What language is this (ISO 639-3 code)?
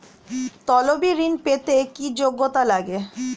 ben